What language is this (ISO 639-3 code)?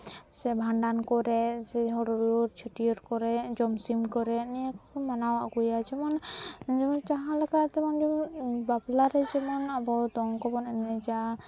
sat